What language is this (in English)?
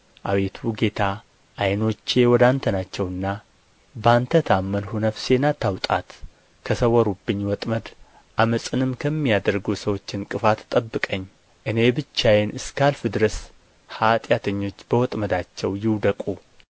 Amharic